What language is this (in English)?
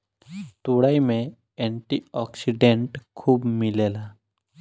Bhojpuri